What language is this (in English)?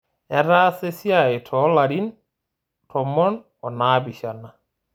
Masai